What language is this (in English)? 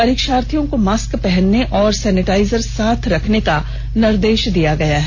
Hindi